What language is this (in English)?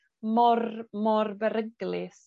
Welsh